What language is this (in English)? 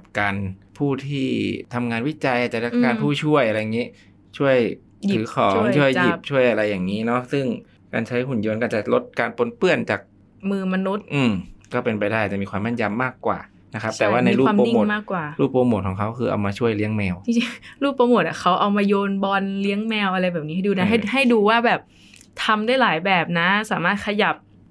Thai